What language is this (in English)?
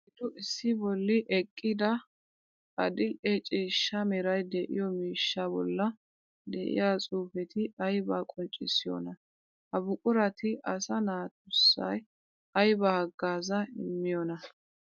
Wolaytta